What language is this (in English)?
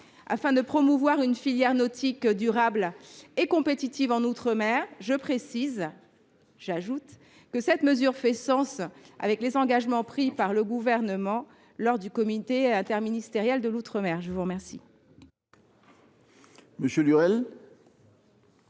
French